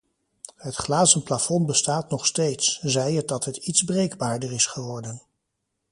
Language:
Dutch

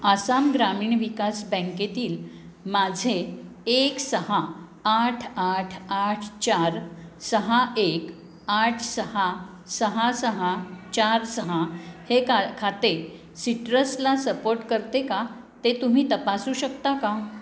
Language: Marathi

